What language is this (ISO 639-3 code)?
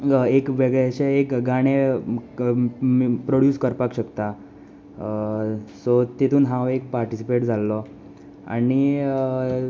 kok